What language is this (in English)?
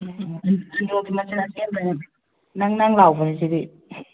Manipuri